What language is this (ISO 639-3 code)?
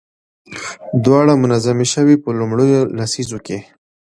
pus